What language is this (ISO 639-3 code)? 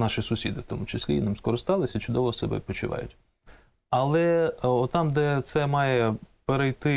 ukr